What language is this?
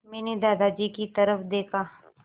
Hindi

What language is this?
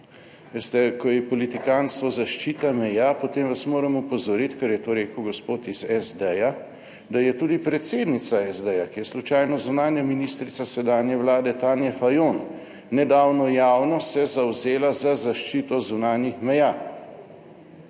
Slovenian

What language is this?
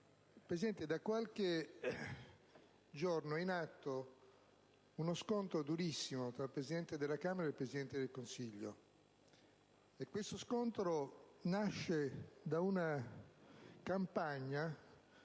Italian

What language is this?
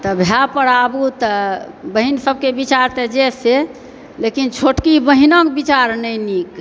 Maithili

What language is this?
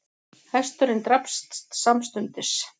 Icelandic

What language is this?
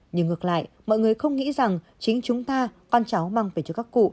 Vietnamese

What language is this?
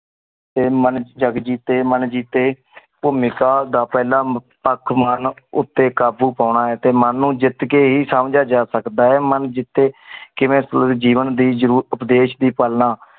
Punjabi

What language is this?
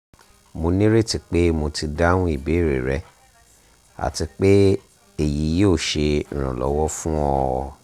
Yoruba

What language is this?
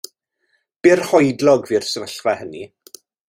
Welsh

